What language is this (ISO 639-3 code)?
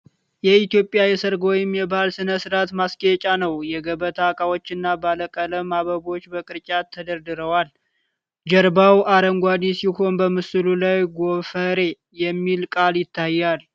amh